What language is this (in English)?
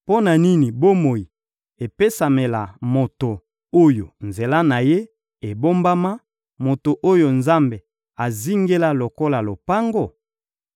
Lingala